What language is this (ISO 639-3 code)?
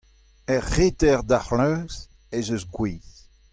bre